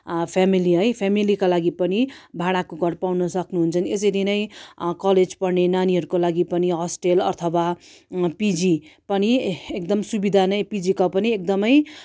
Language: Nepali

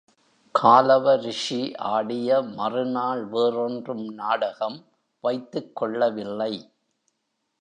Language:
Tamil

